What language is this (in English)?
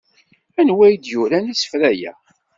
Kabyle